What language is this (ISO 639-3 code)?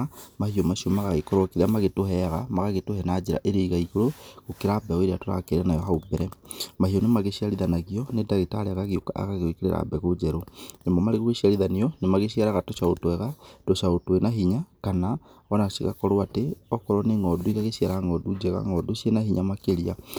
kik